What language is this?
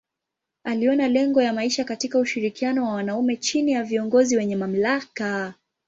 Swahili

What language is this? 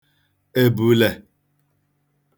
Igbo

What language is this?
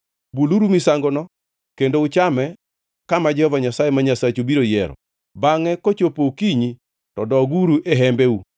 Luo (Kenya and Tanzania)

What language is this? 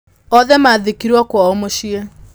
Kikuyu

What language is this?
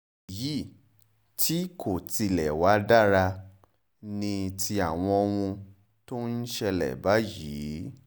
Yoruba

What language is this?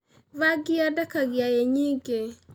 Kikuyu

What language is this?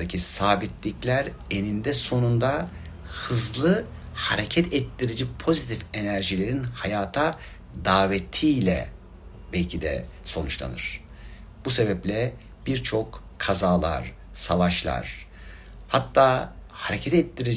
Turkish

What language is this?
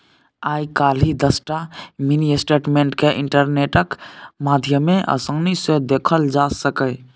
Maithili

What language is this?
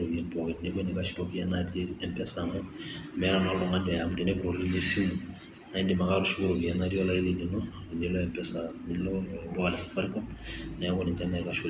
Masai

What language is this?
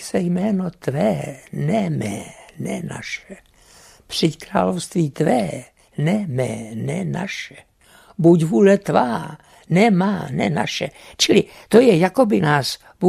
Czech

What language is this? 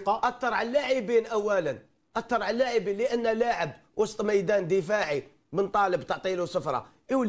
Arabic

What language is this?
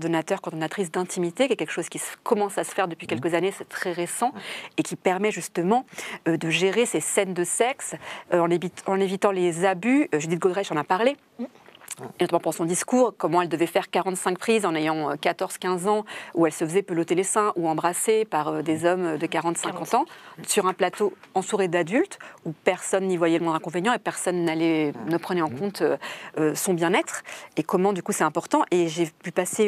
French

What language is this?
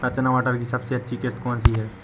Hindi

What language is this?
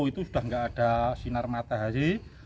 Indonesian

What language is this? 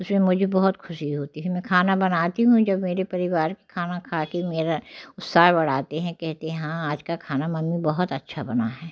Hindi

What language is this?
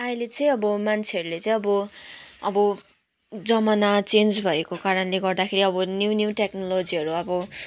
Nepali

